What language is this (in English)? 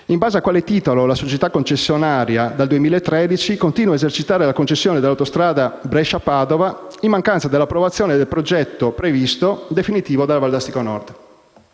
Italian